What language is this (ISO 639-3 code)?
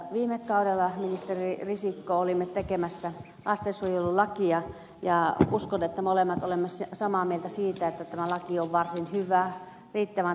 fin